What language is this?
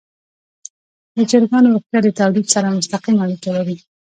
Pashto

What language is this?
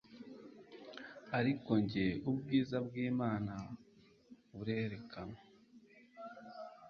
Kinyarwanda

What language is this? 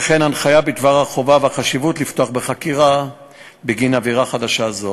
Hebrew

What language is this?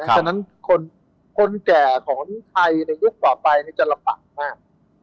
Thai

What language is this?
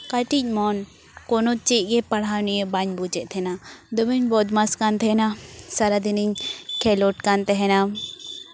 Santali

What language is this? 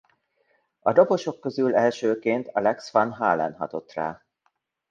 Hungarian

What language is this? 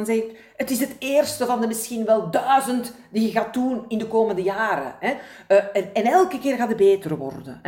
Dutch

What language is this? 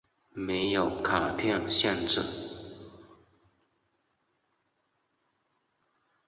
Chinese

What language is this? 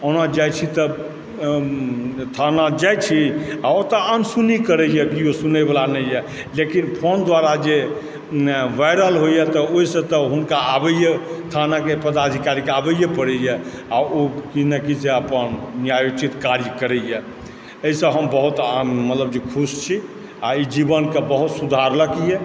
Maithili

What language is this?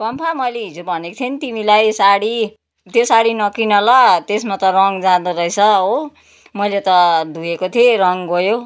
Nepali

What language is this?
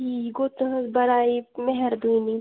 Kashmiri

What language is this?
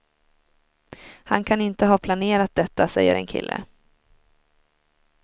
Swedish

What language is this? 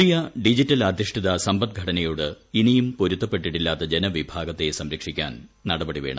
Malayalam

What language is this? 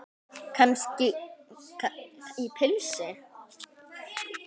Icelandic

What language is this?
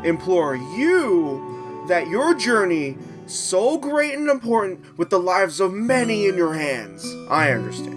English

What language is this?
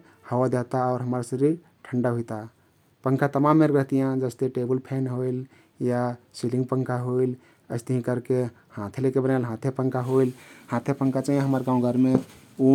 Kathoriya Tharu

